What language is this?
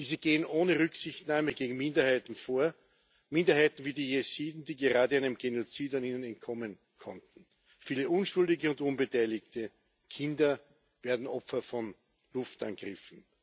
German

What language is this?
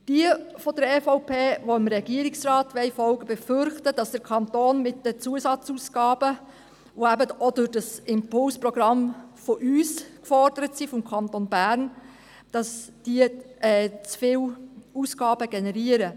Swiss German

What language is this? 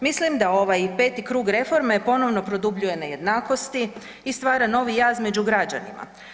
Croatian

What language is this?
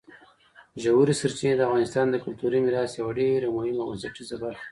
Pashto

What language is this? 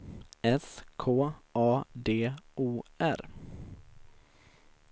Swedish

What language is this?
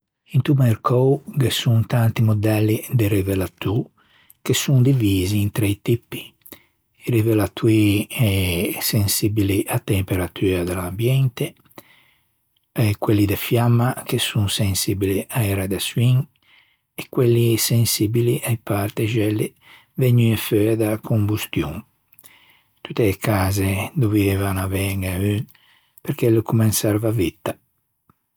Ligurian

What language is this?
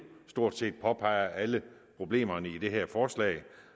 Danish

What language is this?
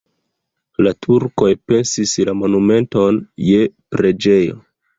Esperanto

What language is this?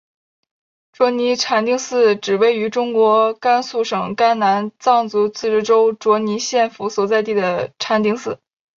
Chinese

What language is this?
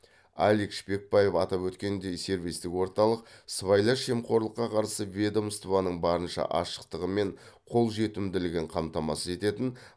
Kazakh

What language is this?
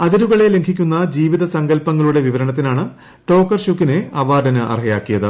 Malayalam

